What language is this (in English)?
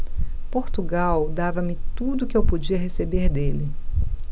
Portuguese